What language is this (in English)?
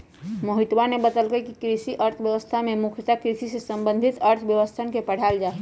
Magahi